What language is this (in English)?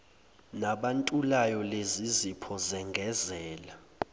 Zulu